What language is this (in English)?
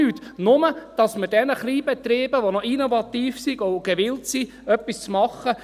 Swiss German